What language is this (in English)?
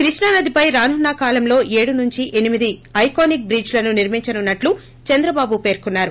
Telugu